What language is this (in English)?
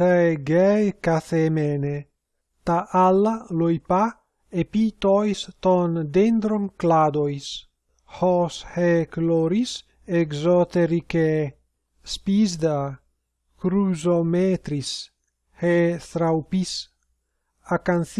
Greek